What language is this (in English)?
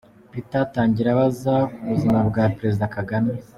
Kinyarwanda